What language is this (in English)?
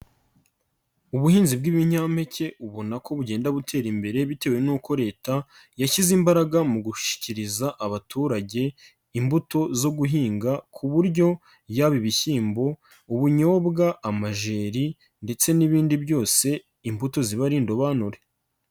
Kinyarwanda